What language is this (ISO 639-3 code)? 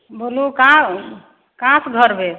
mai